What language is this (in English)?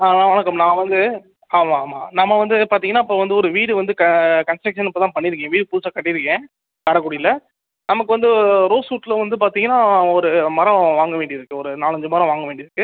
Tamil